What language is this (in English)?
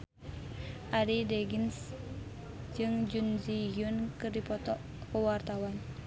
Sundanese